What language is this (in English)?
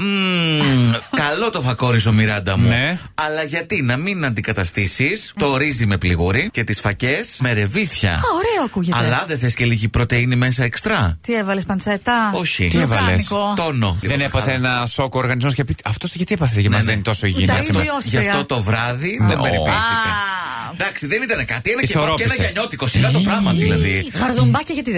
Greek